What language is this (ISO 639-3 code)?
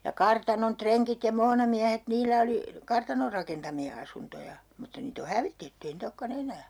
fin